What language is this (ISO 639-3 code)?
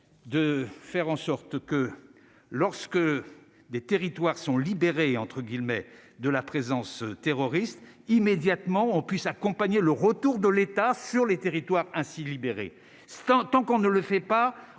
fra